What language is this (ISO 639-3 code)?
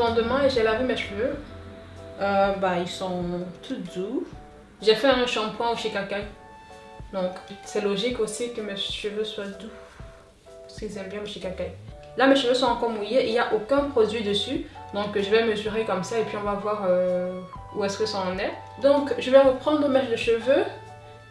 fra